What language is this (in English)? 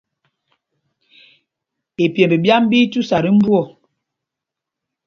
Mpumpong